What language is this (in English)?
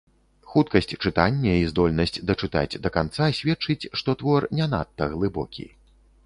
Belarusian